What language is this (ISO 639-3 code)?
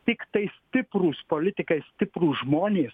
lit